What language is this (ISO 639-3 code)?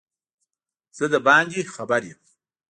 pus